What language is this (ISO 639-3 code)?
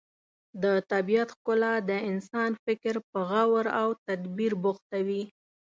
pus